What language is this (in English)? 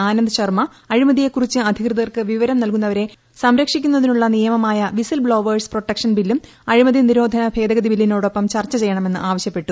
Malayalam